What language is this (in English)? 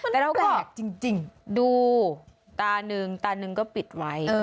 Thai